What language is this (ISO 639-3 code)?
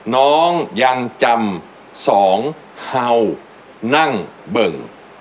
tha